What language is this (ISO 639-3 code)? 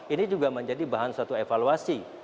ind